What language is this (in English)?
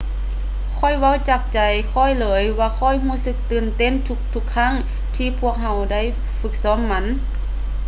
Lao